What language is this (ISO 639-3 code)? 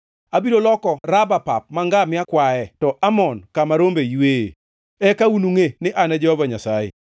luo